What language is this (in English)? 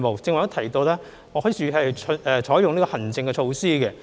Cantonese